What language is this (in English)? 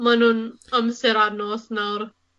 Welsh